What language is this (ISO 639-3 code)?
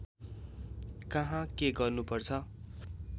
nep